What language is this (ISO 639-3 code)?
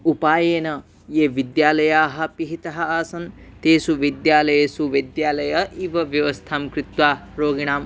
san